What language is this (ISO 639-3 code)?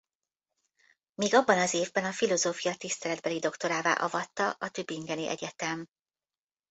hun